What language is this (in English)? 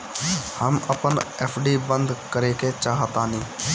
Bhojpuri